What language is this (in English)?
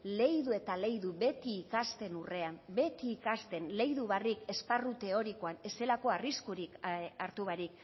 Basque